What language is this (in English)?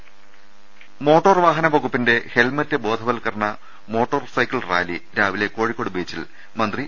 Malayalam